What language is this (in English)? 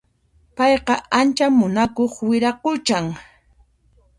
Puno Quechua